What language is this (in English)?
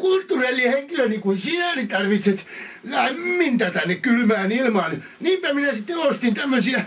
Finnish